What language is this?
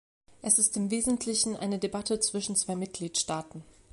German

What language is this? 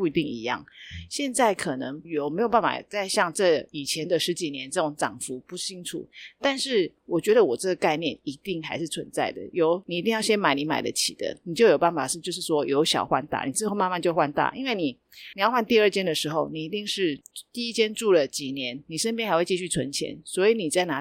Chinese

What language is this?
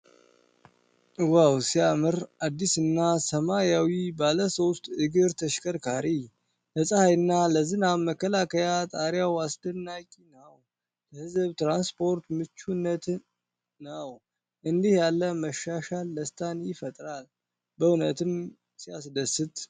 Amharic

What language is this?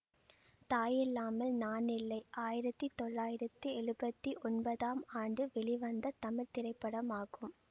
Tamil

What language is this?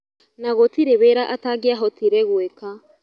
Kikuyu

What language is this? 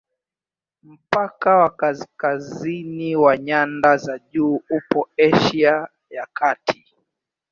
Swahili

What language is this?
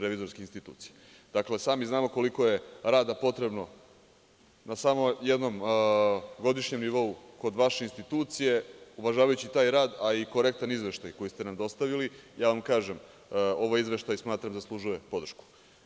Serbian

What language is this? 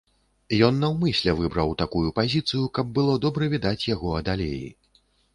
Belarusian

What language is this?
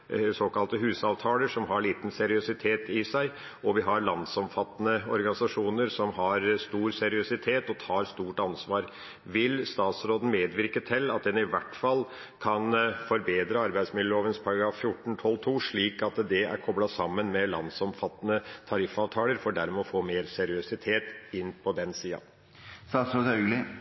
Norwegian Bokmål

